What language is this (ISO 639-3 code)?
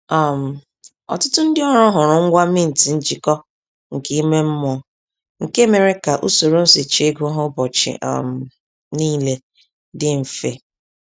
ibo